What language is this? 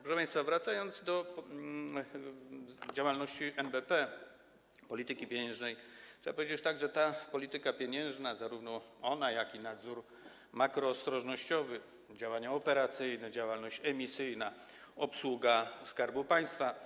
Polish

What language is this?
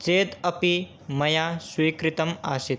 Sanskrit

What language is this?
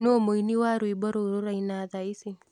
Kikuyu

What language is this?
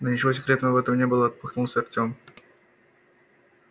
Russian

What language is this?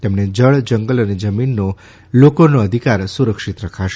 Gujarati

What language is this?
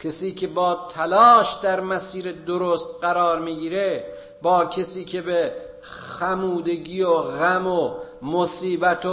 Persian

